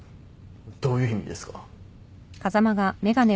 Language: Japanese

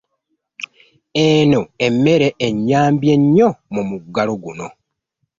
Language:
Ganda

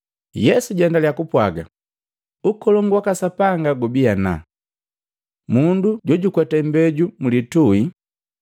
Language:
Matengo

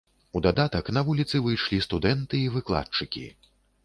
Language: Belarusian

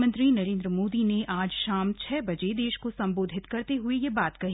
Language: Hindi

